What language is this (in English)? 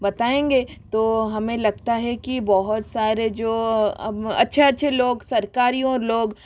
Hindi